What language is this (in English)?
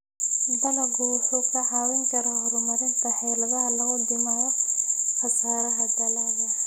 Somali